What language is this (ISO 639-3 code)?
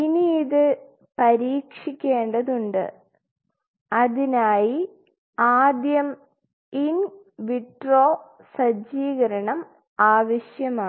mal